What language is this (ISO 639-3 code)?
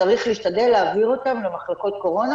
heb